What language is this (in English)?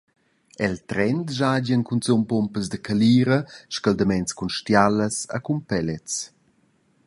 Romansh